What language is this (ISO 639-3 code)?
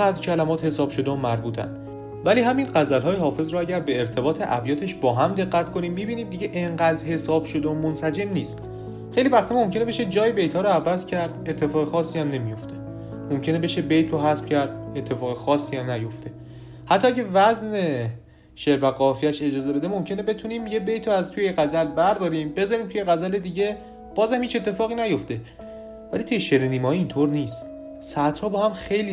fas